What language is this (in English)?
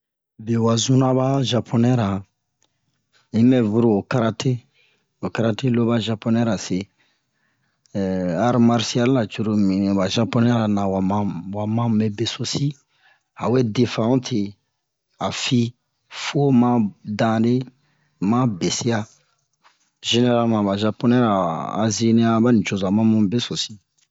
Bomu